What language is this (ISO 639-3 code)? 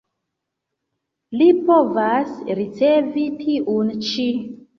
epo